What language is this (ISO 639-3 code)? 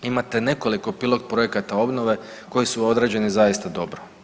hrv